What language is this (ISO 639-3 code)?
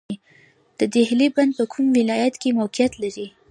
pus